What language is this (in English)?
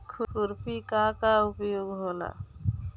Bhojpuri